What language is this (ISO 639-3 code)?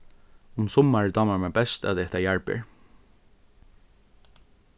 fao